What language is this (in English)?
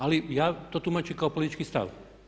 Croatian